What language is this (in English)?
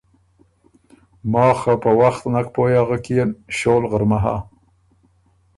Ormuri